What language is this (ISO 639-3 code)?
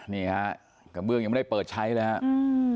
tha